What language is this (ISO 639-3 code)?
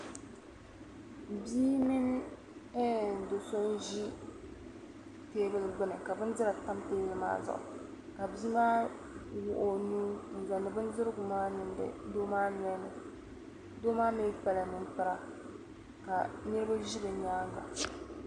dag